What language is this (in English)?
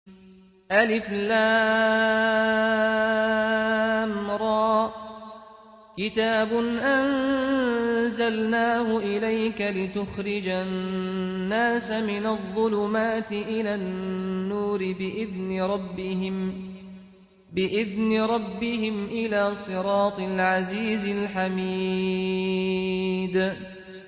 Arabic